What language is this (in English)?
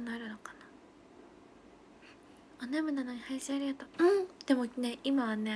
Japanese